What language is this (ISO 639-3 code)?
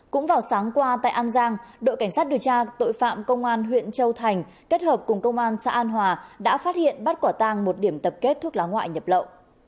vie